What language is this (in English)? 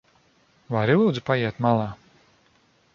Latvian